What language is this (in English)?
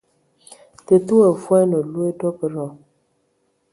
Ewondo